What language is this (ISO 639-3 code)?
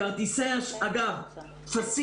heb